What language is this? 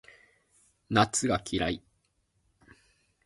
Japanese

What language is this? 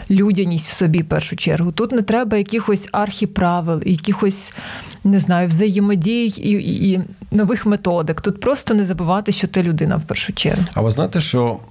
Ukrainian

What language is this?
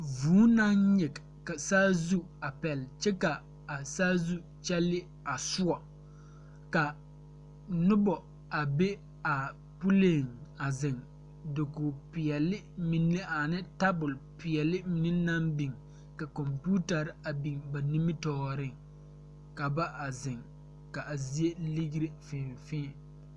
Southern Dagaare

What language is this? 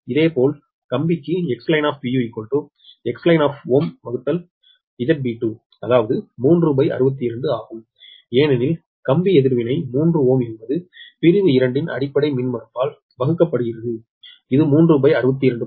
Tamil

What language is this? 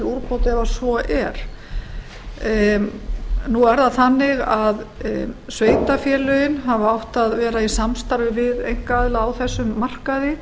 Icelandic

